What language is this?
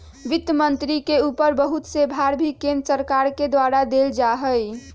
Magahi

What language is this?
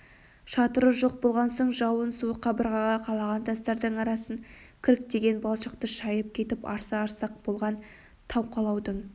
Kazakh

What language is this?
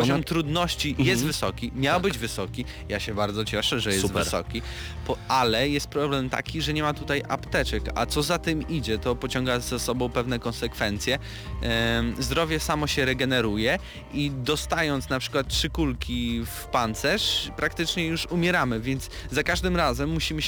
Polish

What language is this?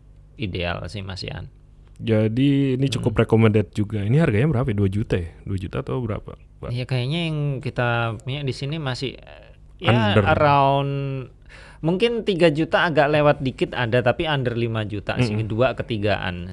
Indonesian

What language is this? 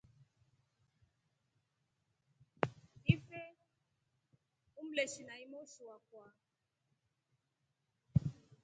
Rombo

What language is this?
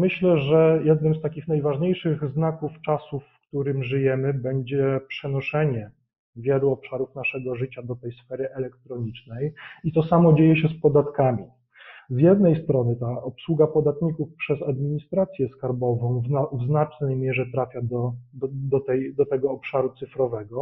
Polish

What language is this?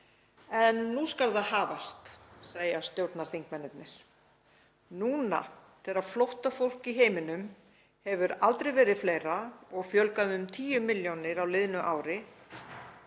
Icelandic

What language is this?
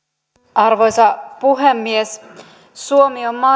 Finnish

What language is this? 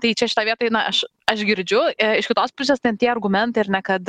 Lithuanian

